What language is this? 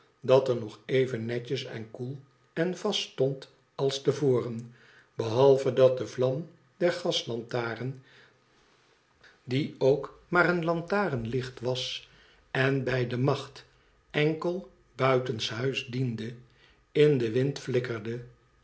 Dutch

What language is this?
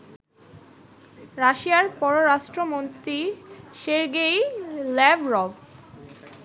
Bangla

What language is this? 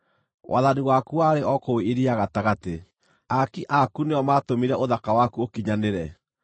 Kikuyu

